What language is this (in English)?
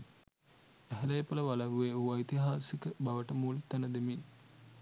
Sinhala